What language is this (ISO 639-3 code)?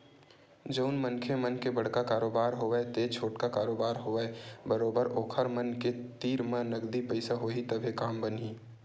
hne